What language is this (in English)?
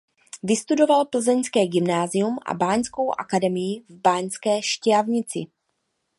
Czech